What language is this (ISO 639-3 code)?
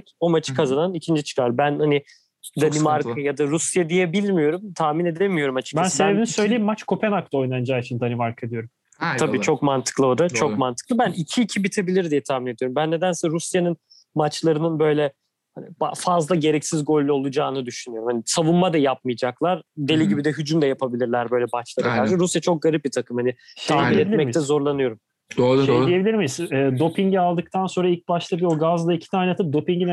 tur